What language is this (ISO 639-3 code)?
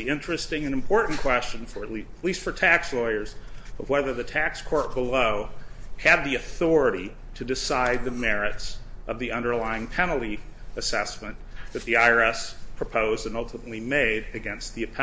eng